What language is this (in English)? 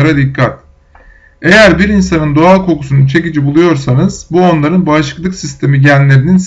Turkish